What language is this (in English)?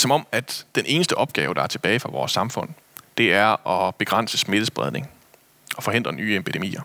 Danish